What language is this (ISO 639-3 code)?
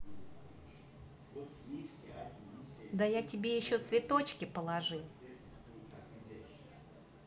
rus